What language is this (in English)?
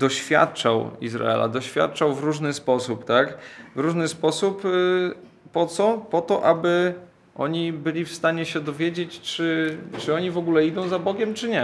Polish